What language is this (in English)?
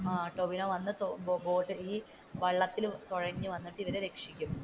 Malayalam